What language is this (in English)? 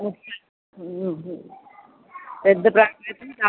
Telugu